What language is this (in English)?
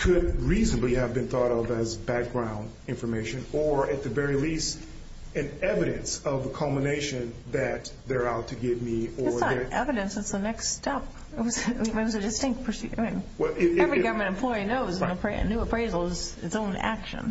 English